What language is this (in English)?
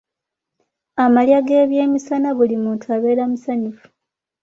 Ganda